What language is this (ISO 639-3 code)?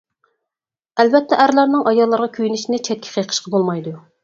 uig